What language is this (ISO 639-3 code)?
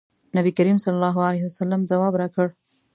pus